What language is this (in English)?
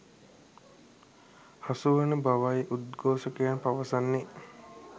Sinhala